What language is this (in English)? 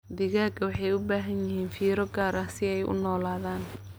Somali